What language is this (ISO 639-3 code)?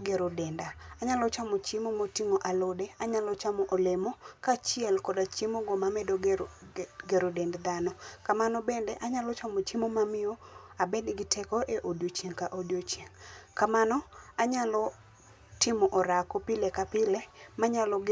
luo